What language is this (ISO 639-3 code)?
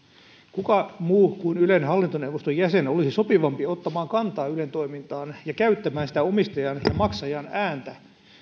fin